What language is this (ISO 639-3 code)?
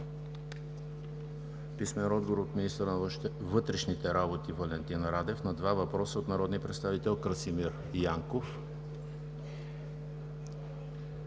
bul